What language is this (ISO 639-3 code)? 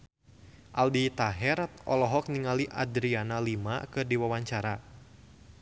sun